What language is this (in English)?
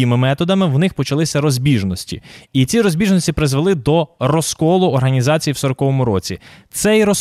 Ukrainian